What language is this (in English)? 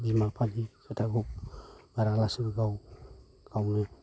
Bodo